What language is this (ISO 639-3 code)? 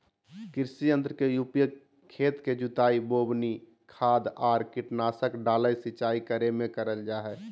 mag